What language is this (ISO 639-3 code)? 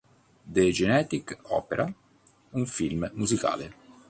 ita